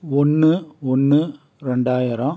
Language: Tamil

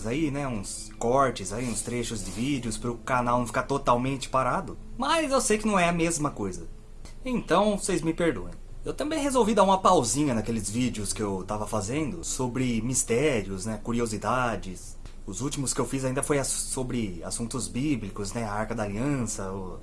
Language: Portuguese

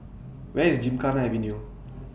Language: English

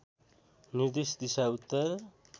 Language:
Nepali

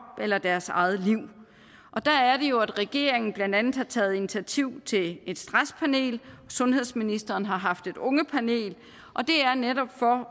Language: Danish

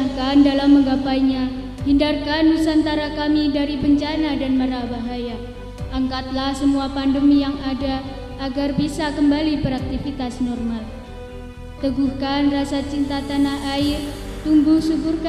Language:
Indonesian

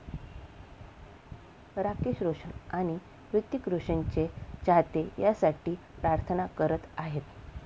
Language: Marathi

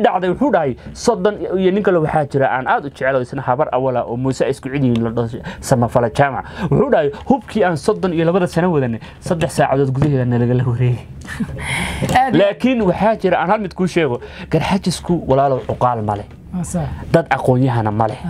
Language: Arabic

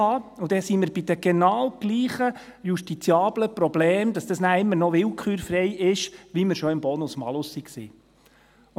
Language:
Swiss German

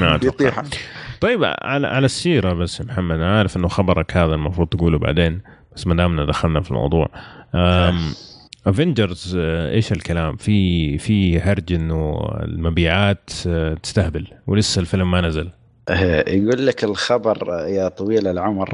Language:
Arabic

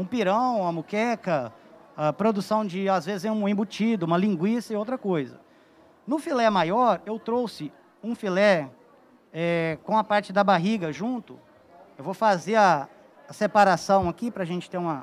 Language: Portuguese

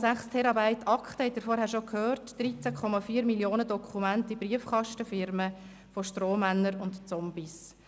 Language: Swiss German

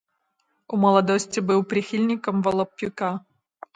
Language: Belarusian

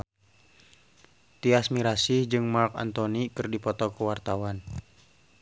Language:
Sundanese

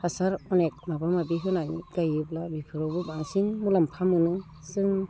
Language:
Bodo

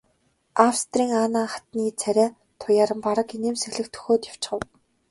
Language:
Mongolian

